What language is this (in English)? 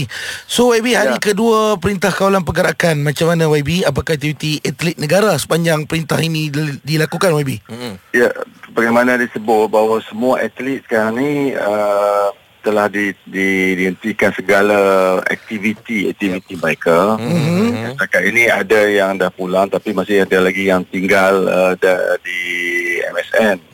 Malay